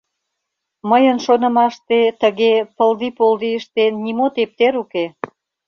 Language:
Mari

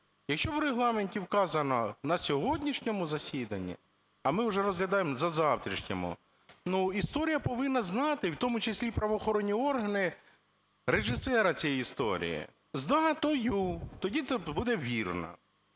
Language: Ukrainian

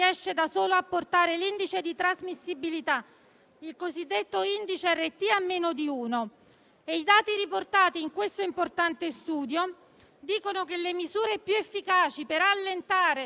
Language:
Italian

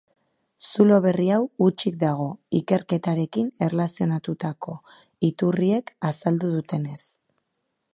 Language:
Basque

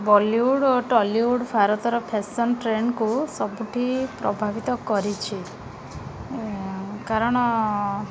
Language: Odia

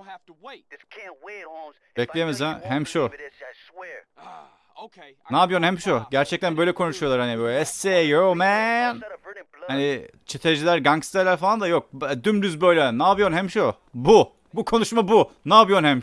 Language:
Turkish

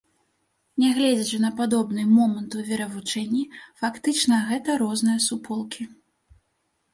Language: Belarusian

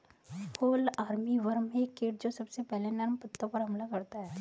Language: Hindi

